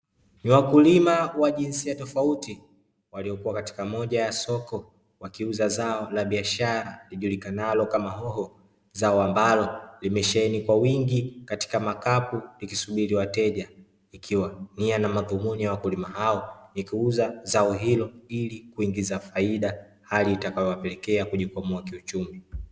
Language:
Swahili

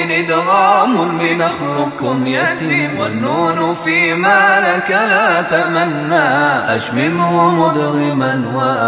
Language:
Arabic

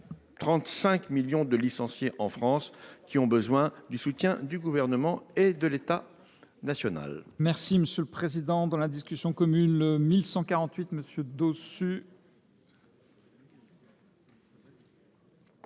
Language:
French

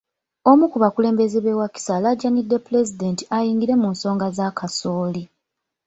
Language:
Ganda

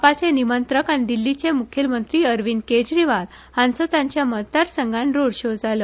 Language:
Konkani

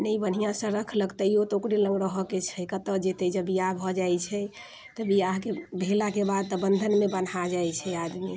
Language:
Maithili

